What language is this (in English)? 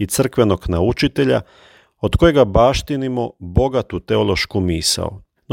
Croatian